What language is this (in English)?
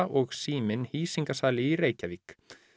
Icelandic